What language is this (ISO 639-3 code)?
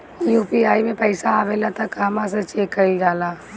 bho